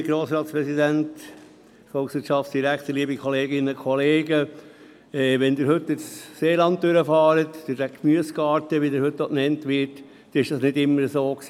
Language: Swiss German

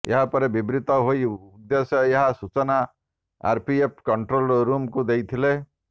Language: Odia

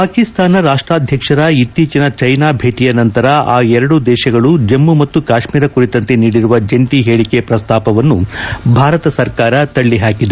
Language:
Kannada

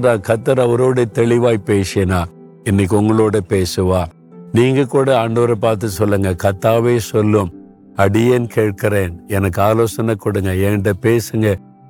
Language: Tamil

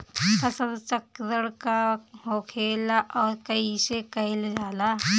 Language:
Bhojpuri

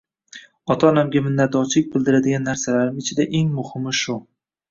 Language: Uzbek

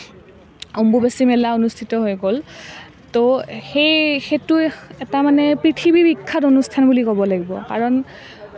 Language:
Assamese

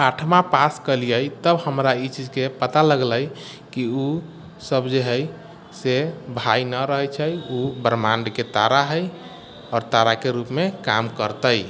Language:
Maithili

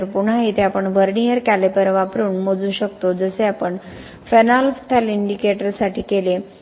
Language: Marathi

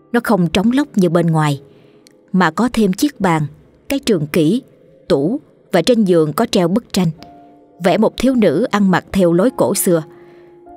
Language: Vietnamese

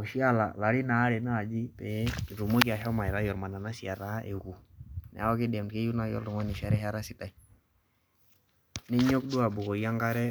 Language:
Masai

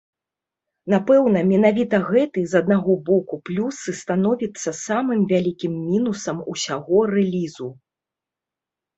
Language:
Belarusian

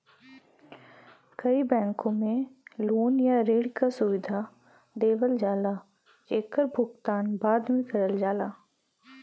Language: Bhojpuri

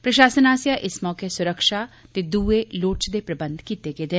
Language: Dogri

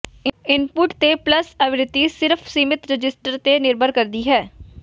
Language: Punjabi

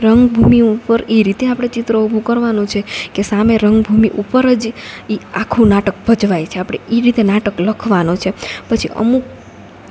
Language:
Gujarati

